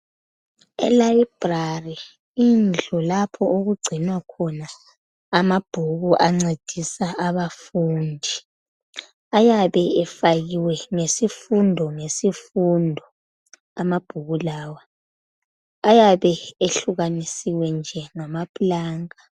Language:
North Ndebele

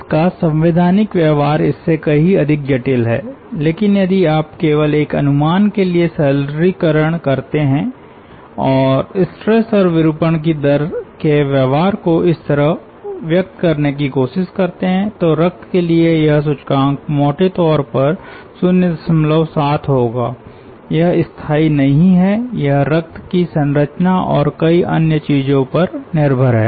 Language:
Hindi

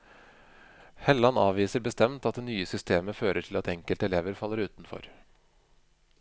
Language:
Norwegian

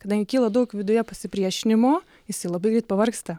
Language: Lithuanian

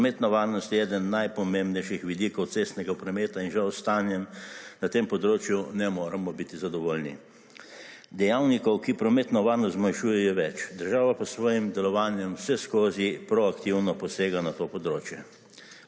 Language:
Slovenian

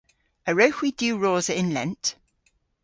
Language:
Cornish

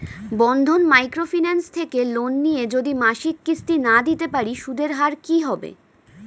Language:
Bangla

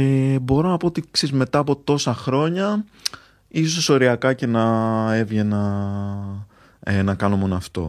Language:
Greek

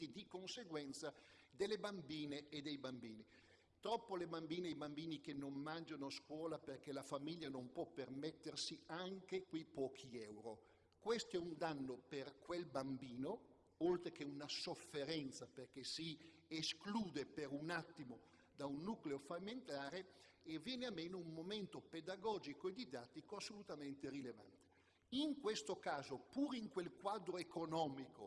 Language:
Italian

